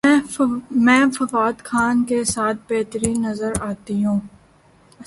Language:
Urdu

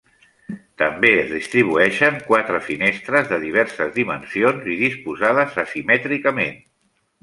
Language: Catalan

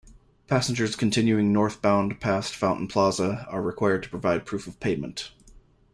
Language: English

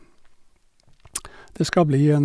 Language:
Norwegian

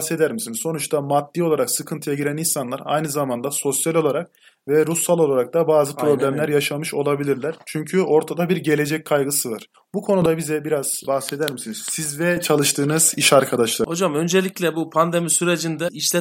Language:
Turkish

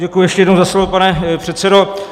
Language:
Czech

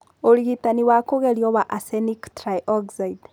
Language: Kikuyu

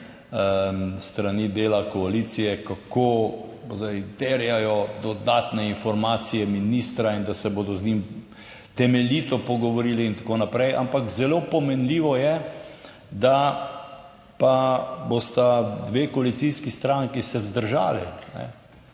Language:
Slovenian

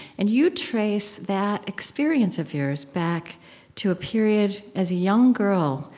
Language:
English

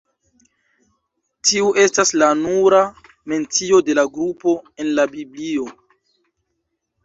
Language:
Esperanto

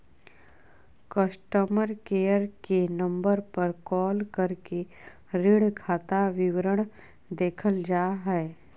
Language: Magahi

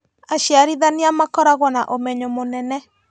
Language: Kikuyu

